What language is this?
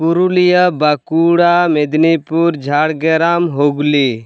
Santali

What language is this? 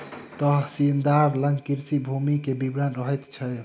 Maithili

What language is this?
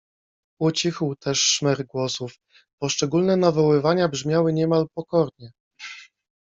Polish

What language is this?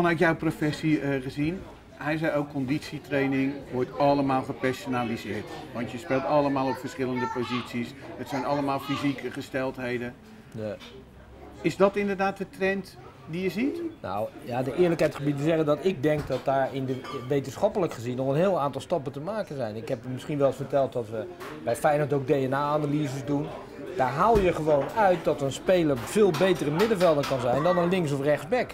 Dutch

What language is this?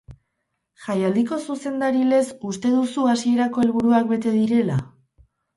Basque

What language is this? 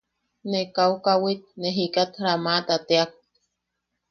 Yaqui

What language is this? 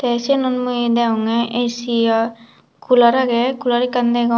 Chakma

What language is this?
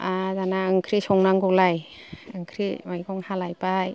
Bodo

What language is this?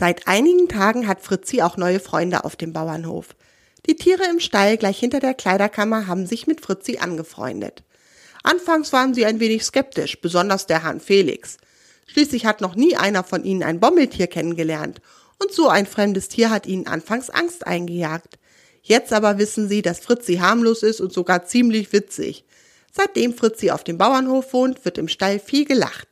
German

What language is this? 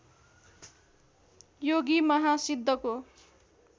Nepali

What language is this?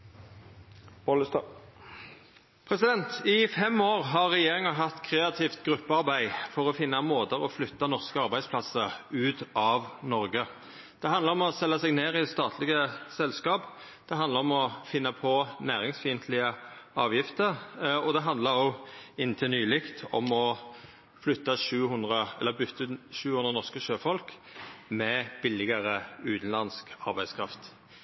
Norwegian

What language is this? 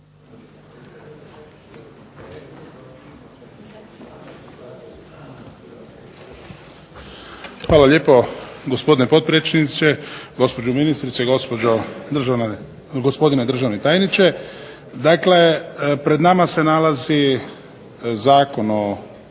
Croatian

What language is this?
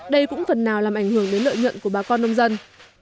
Vietnamese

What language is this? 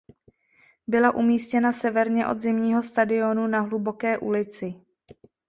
Czech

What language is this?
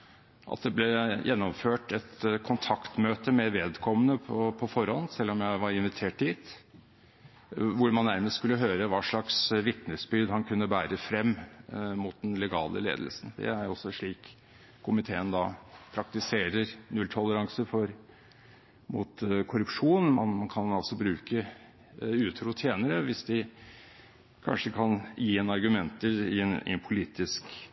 Norwegian Bokmål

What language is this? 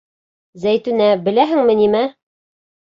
Bashkir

